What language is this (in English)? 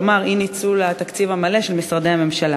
Hebrew